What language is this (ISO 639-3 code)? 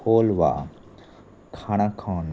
kok